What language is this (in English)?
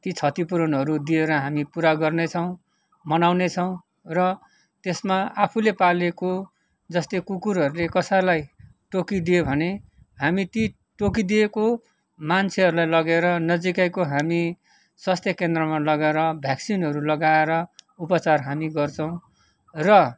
Nepali